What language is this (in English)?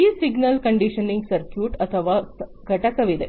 Kannada